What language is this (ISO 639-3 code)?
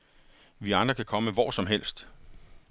dan